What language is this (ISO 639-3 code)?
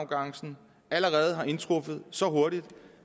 dan